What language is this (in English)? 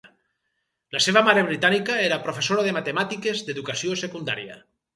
Catalan